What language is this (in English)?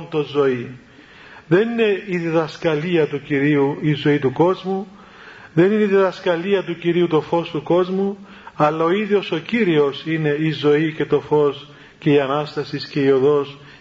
Greek